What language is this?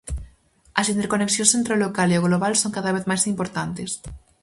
Galician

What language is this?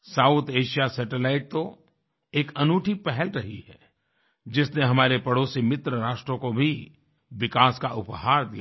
Hindi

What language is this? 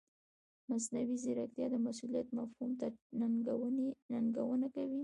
Pashto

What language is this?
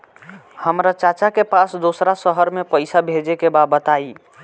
Bhojpuri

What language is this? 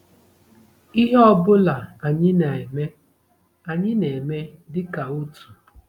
Igbo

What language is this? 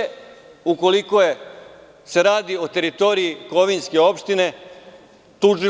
Serbian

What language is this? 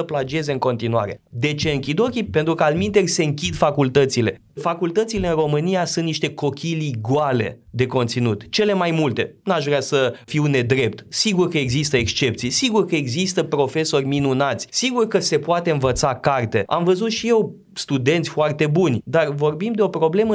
Romanian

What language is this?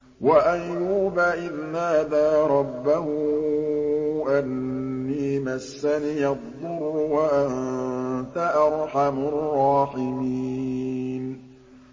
Arabic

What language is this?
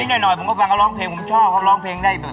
Thai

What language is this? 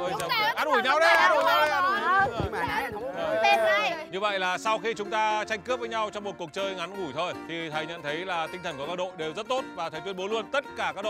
Vietnamese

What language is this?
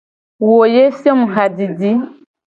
Gen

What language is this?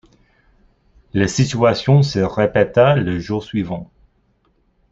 French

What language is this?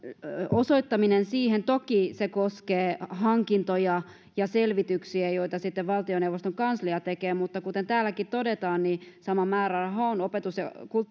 Finnish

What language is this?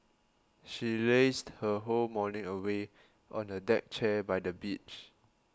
English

